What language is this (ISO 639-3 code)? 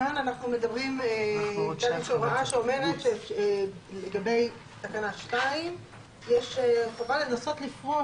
heb